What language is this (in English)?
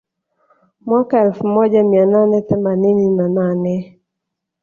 Swahili